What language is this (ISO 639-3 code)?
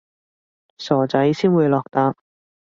yue